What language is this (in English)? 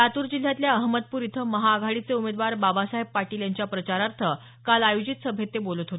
Marathi